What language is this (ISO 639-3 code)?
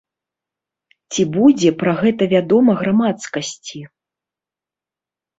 bel